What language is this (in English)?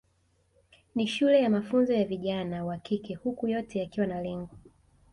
Swahili